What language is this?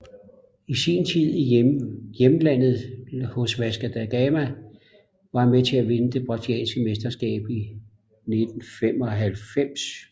Danish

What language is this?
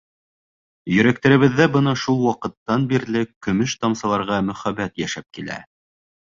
Bashkir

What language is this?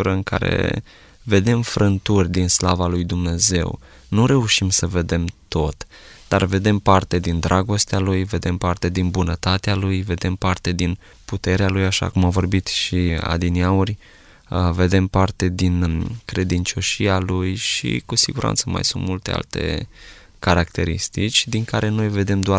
Romanian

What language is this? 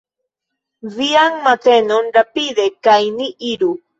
Esperanto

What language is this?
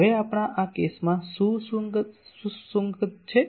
Gujarati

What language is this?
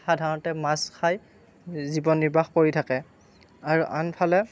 Assamese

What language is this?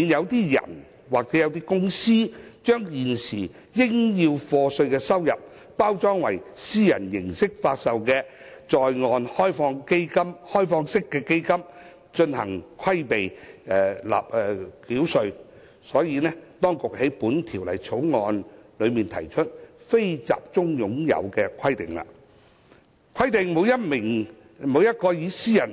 Cantonese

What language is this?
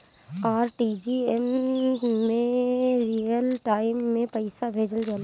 Bhojpuri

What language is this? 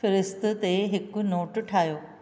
Sindhi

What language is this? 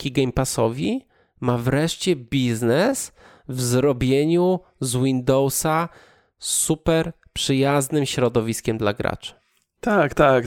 Polish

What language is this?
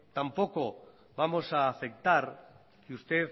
Spanish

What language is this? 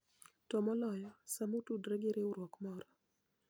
Luo (Kenya and Tanzania)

